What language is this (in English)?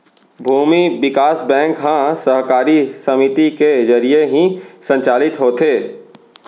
Chhattisgarhi